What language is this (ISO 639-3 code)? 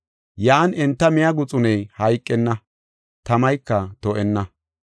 gof